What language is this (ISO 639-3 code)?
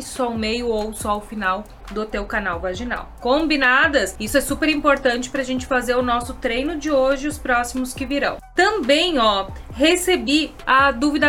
por